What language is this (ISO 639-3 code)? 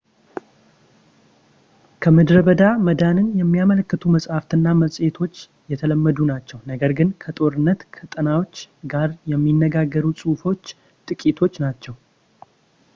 amh